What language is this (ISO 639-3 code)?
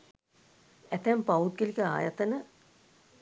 sin